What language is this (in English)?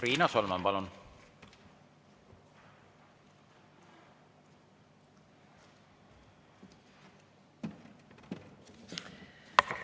Estonian